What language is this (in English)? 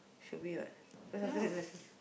English